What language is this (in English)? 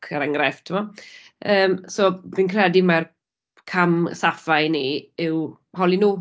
Welsh